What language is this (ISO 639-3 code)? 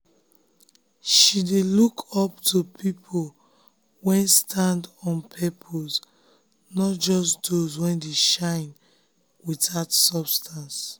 pcm